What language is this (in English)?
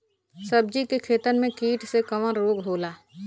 Bhojpuri